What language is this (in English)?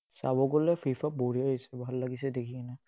Assamese